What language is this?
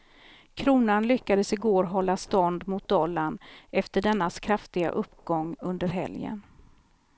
Swedish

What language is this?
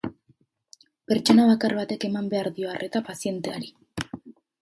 Basque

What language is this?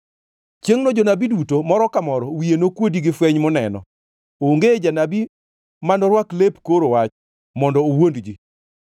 Luo (Kenya and Tanzania)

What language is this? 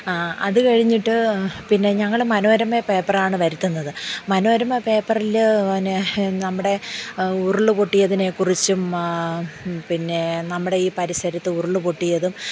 Malayalam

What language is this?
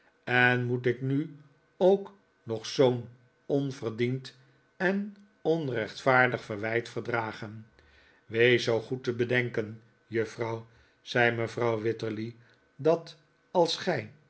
Dutch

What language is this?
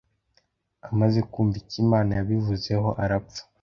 Kinyarwanda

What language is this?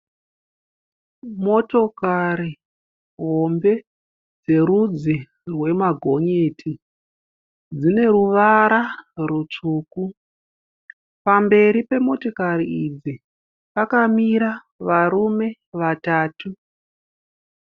Shona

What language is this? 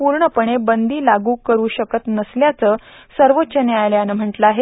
Marathi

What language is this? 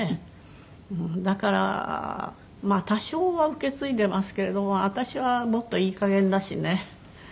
Japanese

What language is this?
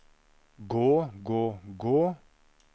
Norwegian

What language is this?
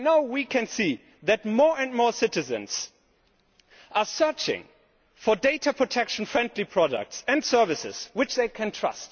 English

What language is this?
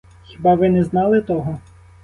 Ukrainian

